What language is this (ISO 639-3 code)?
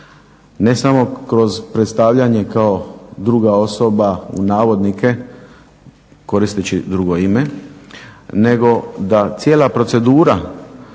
hrv